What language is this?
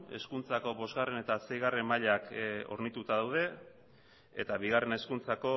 Basque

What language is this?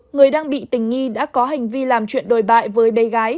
Vietnamese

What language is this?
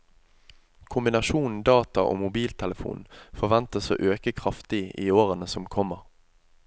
Norwegian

